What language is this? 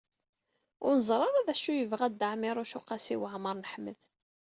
Kabyle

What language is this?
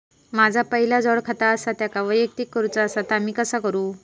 Marathi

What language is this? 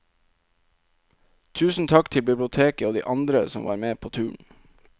Norwegian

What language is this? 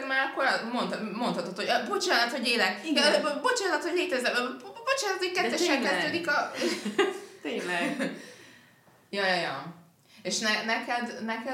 Hungarian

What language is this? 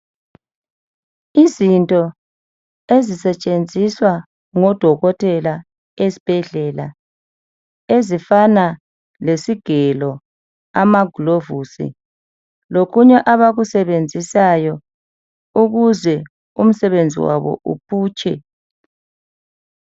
North Ndebele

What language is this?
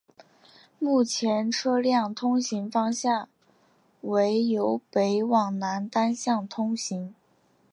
Chinese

